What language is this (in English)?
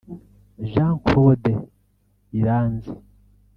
Kinyarwanda